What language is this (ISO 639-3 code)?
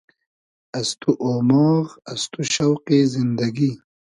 haz